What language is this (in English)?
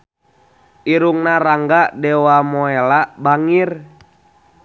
Sundanese